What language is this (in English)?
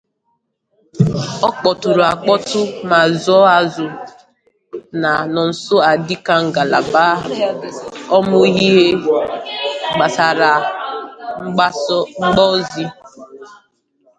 Igbo